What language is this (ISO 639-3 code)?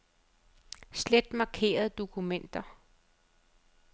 dan